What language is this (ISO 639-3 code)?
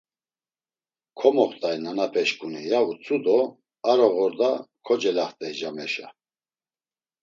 lzz